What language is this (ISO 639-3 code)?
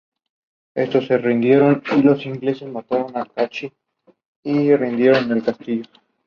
spa